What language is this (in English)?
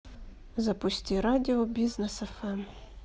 Russian